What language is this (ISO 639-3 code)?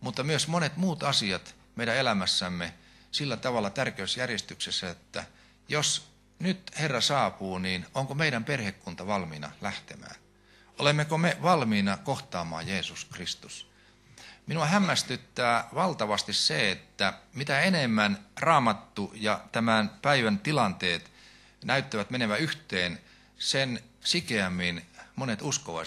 fin